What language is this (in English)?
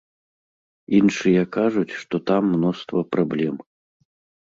Belarusian